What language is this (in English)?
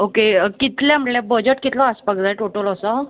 Konkani